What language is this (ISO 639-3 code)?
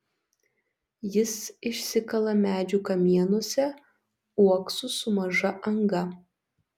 lit